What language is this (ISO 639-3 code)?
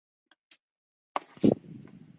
zho